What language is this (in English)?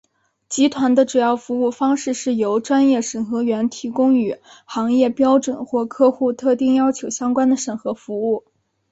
Chinese